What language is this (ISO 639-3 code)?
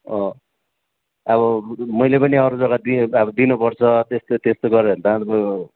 nep